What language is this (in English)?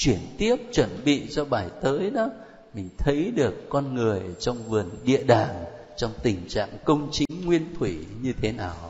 Vietnamese